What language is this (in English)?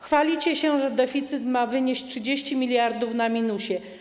Polish